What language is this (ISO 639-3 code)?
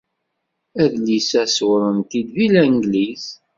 kab